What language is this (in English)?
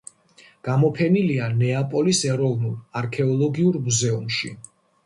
Georgian